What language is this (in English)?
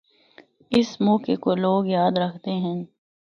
Northern Hindko